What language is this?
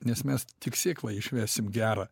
Lithuanian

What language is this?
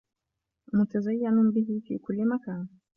Arabic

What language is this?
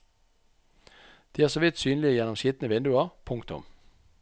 Norwegian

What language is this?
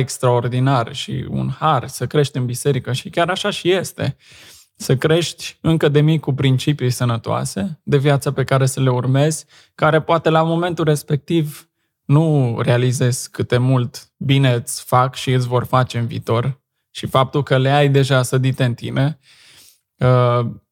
Romanian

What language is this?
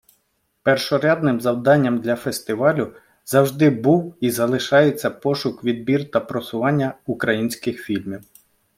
Ukrainian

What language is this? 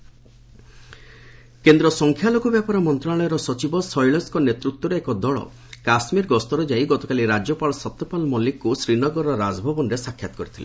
Odia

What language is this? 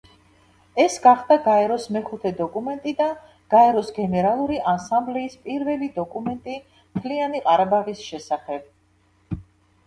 Georgian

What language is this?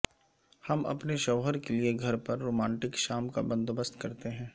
Urdu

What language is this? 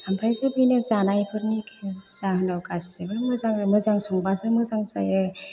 Bodo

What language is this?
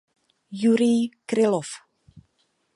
Czech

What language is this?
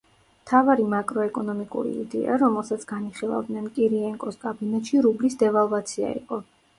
Georgian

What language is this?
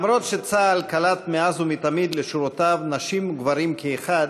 Hebrew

